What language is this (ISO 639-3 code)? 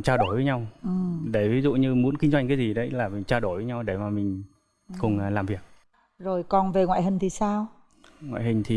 vie